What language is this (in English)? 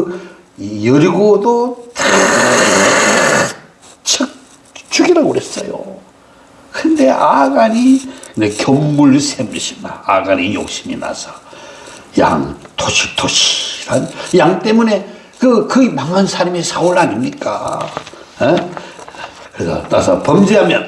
Korean